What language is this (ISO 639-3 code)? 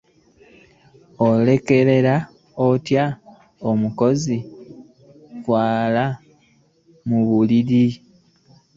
lug